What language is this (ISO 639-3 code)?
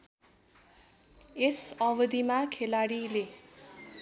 nep